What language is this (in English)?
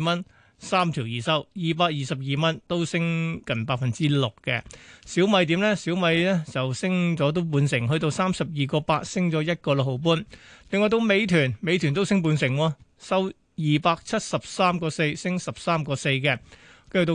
Chinese